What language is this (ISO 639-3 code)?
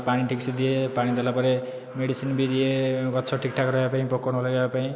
ori